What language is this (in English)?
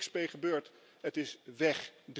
Dutch